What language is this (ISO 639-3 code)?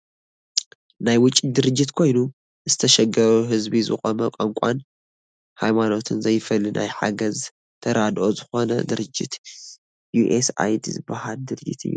tir